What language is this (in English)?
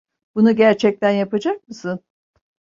Turkish